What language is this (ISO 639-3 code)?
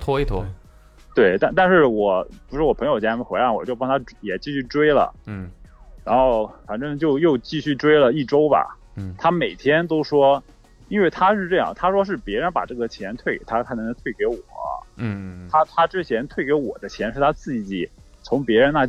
zho